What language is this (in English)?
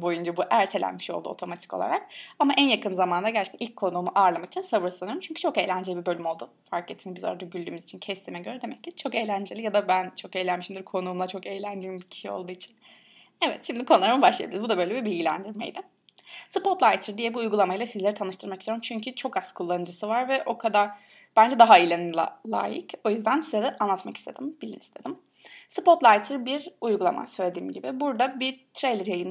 Turkish